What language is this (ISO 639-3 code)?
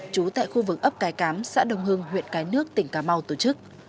vie